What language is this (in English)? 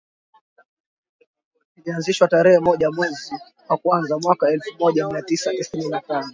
Swahili